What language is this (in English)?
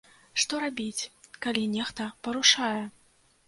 Belarusian